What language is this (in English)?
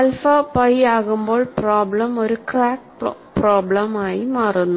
Malayalam